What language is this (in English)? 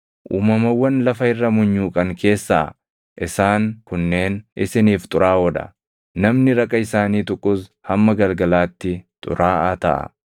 Oromo